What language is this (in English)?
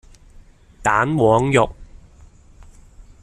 Cantonese